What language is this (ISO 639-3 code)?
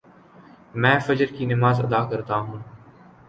urd